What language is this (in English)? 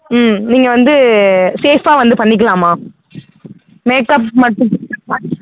Tamil